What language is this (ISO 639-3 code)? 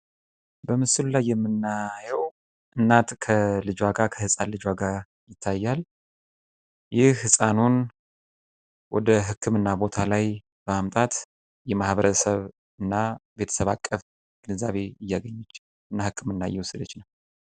amh